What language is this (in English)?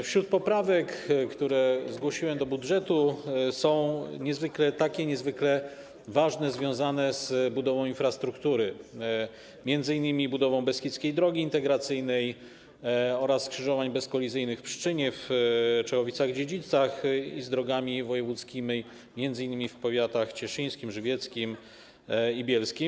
Polish